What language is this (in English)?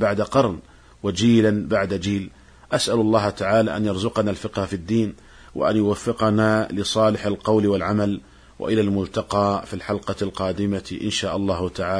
Arabic